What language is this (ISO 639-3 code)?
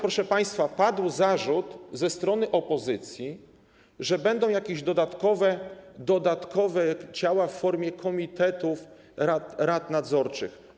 pol